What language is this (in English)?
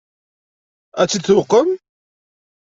Kabyle